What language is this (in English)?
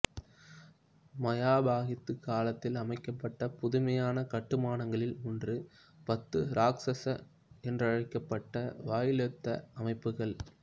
Tamil